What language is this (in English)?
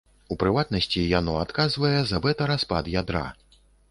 Belarusian